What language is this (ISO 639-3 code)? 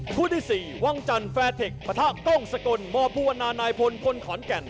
tha